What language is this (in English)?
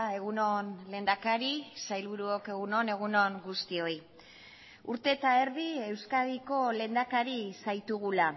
Basque